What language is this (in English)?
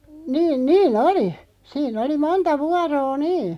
Finnish